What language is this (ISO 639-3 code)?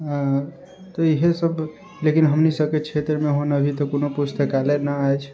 mai